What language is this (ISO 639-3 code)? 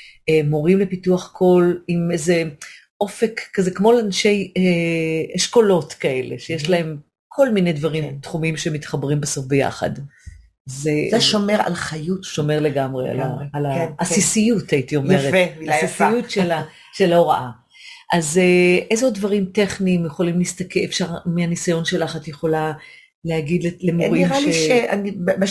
heb